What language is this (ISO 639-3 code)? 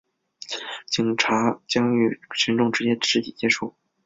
zho